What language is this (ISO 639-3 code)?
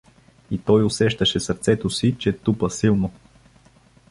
bul